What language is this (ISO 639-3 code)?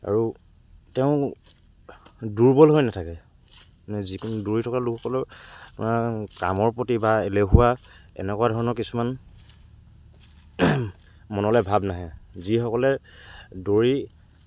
asm